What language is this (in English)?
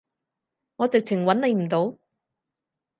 Cantonese